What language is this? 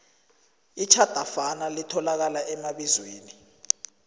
South Ndebele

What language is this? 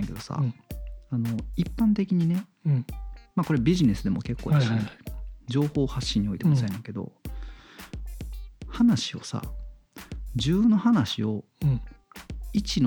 Japanese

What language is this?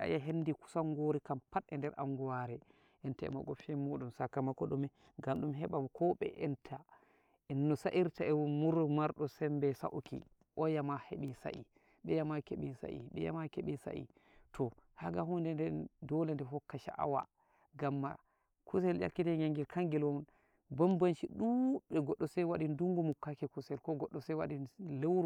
Nigerian Fulfulde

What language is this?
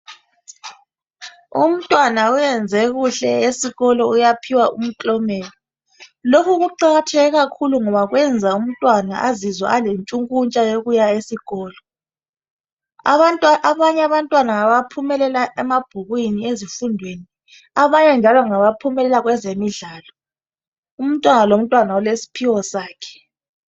North Ndebele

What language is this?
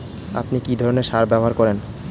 Bangla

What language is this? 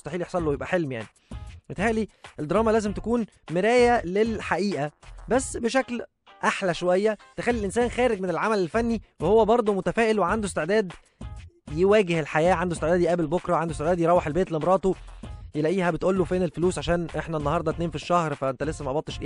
Arabic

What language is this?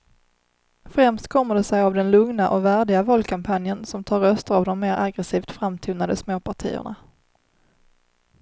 Swedish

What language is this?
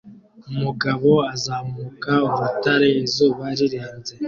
Kinyarwanda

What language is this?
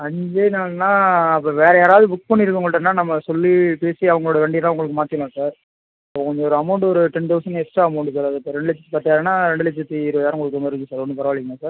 Tamil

